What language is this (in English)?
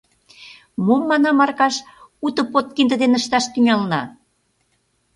Mari